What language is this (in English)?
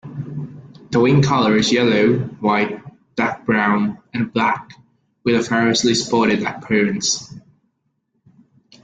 English